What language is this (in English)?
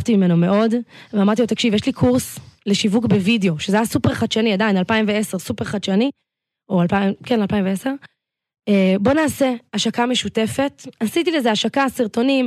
Hebrew